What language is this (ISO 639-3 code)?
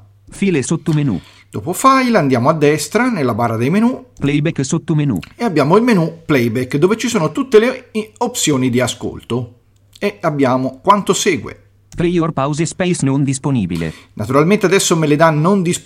ita